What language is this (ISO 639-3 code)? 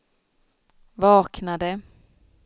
swe